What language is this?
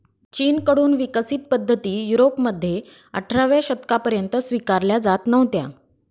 Marathi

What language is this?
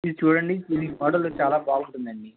Telugu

